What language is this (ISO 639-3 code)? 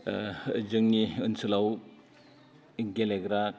brx